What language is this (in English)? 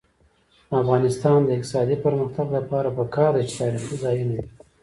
Pashto